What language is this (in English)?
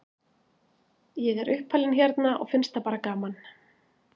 Icelandic